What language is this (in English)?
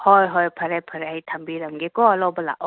Manipuri